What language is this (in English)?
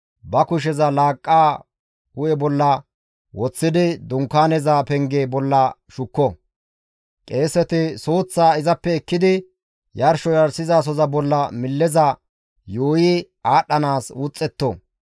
Gamo